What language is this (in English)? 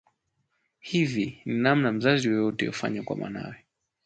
Swahili